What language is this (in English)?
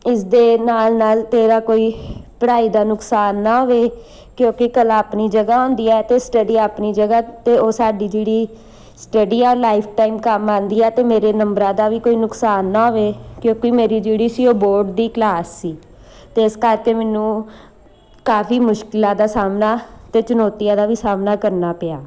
Punjabi